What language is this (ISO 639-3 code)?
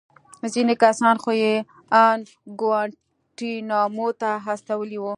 pus